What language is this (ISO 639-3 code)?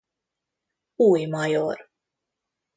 hun